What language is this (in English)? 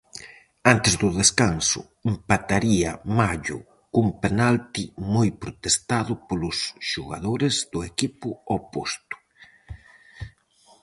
Galician